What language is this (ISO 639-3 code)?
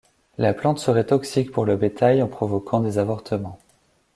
fra